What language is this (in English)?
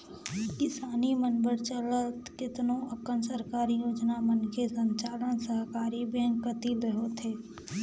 Chhattisgarhi